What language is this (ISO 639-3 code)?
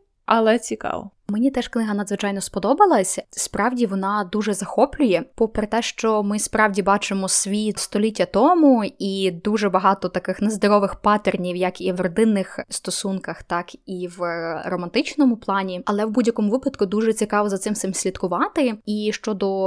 ukr